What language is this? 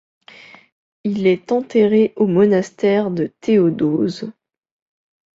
French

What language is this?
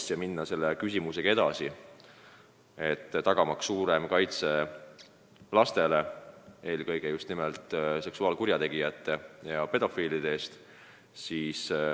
Estonian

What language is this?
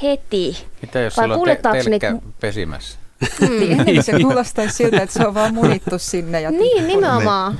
Finnish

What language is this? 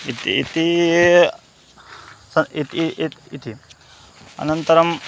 Sanskrit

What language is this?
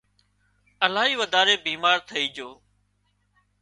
Wadiyara Koli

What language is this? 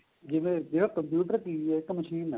Punjabi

